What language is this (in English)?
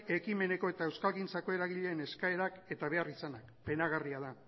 Basque